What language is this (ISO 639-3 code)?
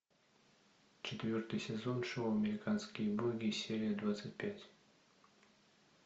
rus